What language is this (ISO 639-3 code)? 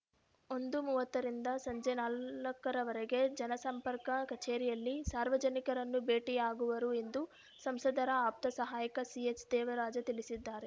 kan